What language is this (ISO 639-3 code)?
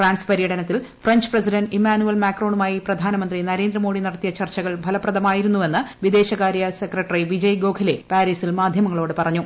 mal